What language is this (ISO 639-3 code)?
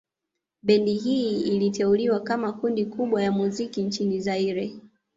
swa